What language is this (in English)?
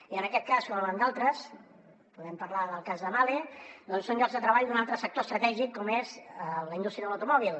Catalan